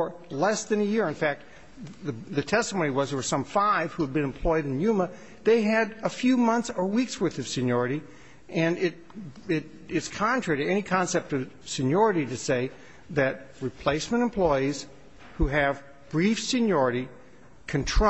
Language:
English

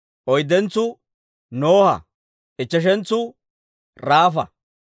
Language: Dawro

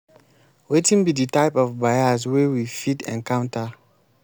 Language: Nigerian Pidgin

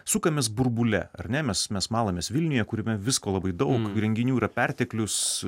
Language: Lithuanian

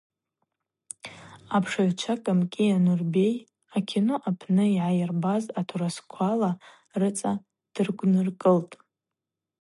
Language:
Abaza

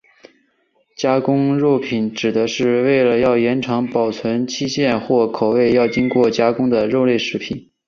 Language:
Chinese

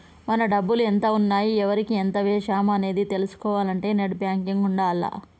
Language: Telugu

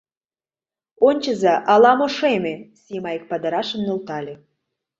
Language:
Mari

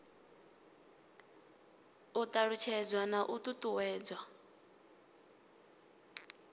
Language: Venda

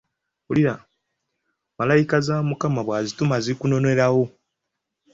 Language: Ganda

